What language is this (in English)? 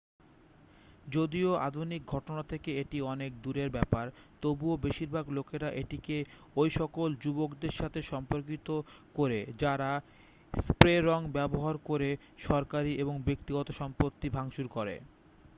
Bangla